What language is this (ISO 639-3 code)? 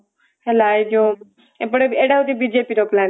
ori